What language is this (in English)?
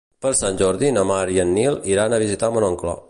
Catalan